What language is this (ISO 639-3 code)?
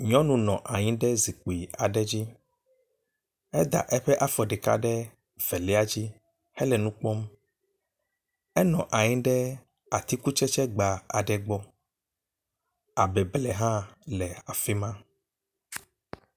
ewe